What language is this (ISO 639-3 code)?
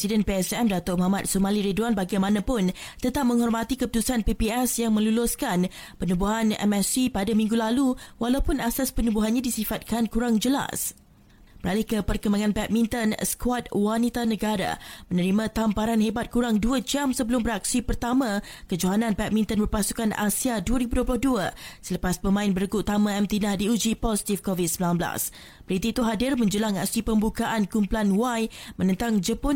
msa